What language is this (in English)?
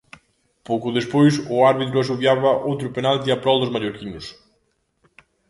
Galician